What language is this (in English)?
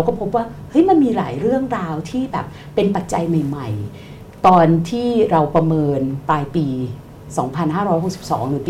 Thai